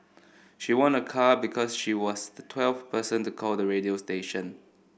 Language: English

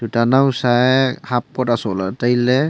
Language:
Wancho Naga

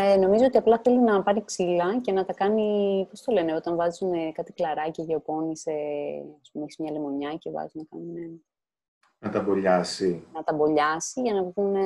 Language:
Greek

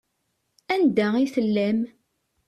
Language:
Kabyle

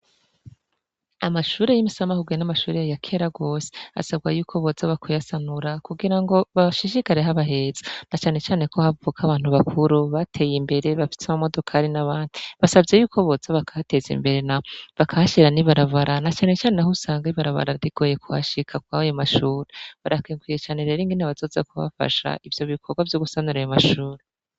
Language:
Rundi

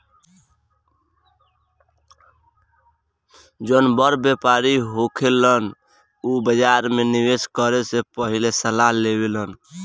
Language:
Bhojpuri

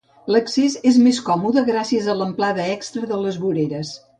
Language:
Catalan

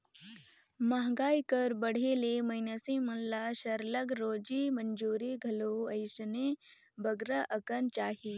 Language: Chhattisgarhi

